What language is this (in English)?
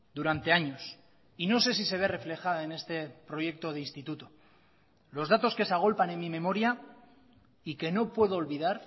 Spanish